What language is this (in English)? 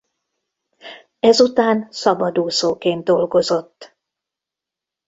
Hungarian